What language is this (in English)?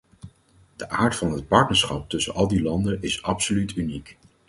Dutch